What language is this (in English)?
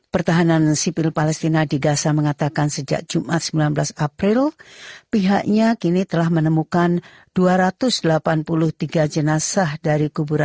Indonesian